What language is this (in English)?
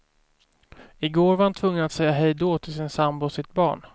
Swedish